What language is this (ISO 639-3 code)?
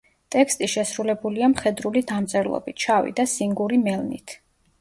kat